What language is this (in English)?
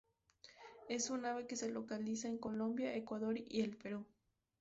Spanish